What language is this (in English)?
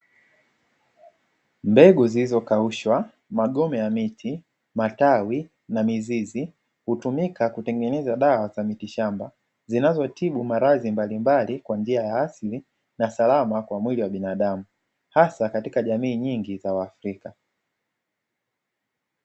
Swahili